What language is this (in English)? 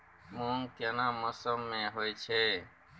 Maithili